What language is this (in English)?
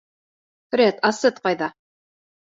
Bashkir